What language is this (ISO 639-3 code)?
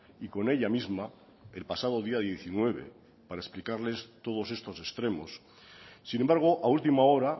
spa